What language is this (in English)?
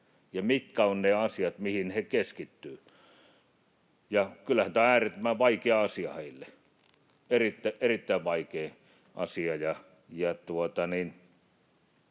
Finnish